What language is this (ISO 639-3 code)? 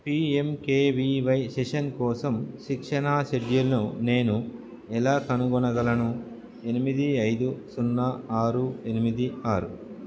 tel